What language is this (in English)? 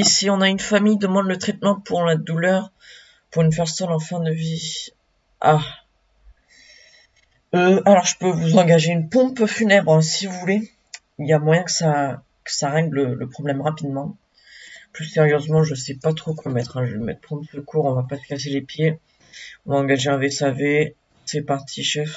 French